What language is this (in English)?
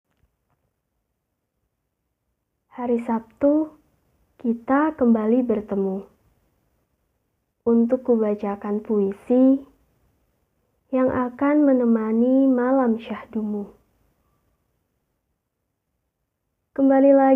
Indonesian